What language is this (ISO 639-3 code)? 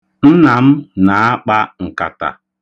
ibo